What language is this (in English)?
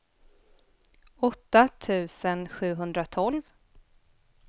Swedish